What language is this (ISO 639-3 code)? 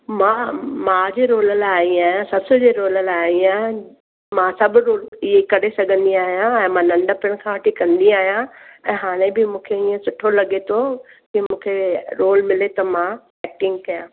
snd